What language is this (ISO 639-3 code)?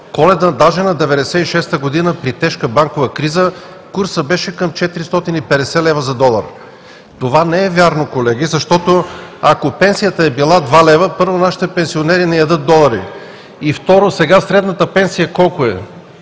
bul